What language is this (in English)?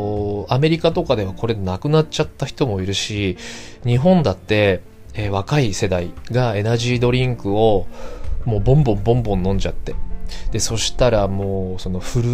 Japanese